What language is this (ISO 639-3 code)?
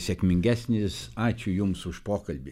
lit